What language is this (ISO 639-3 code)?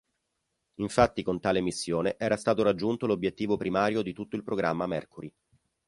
ita